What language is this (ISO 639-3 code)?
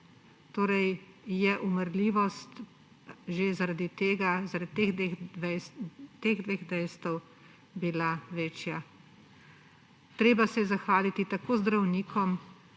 slv